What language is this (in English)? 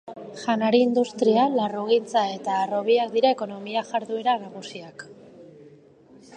Basque